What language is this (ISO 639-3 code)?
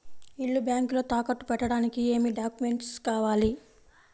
tel